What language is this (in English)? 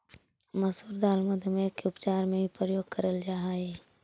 Magahi